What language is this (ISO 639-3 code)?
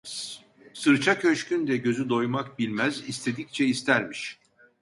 tur